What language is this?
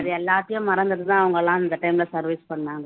Tamil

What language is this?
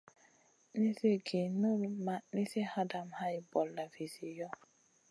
Masana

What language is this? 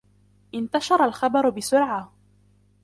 Arabic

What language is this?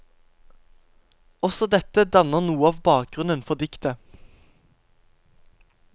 Norwegian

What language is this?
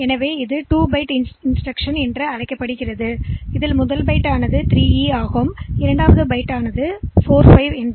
Tamil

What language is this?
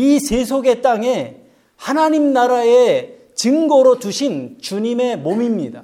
Korean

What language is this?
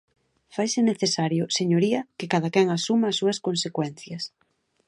Galician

